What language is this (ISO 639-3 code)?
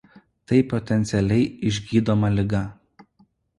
lit